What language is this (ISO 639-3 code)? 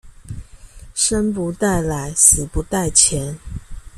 zho